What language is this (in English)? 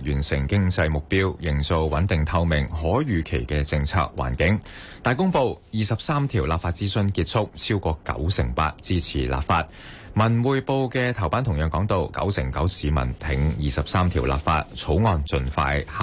Chinese